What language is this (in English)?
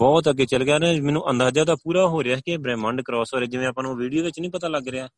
Punjabi